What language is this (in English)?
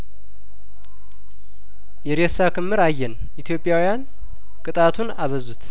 Amharic